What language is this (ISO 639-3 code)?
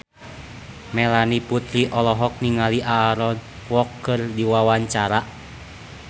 sun